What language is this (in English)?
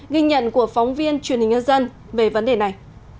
Vietnamese